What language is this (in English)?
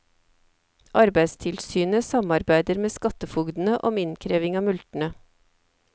Norwegian